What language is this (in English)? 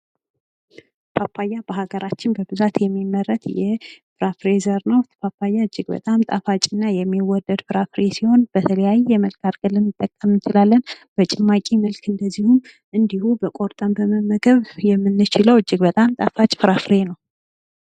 Amharic